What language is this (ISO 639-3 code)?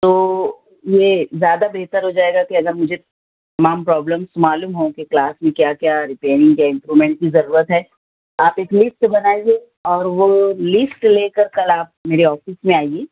urd